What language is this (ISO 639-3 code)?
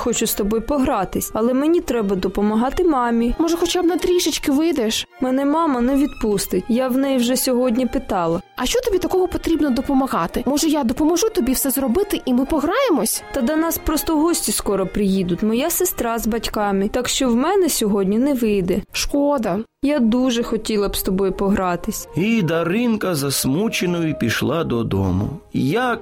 ukr